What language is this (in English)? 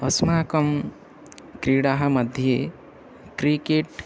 Sanskrit